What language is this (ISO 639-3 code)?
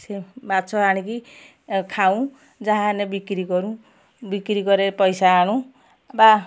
ori